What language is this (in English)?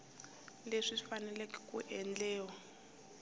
Tsonga